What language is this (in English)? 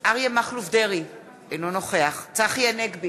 Hebrew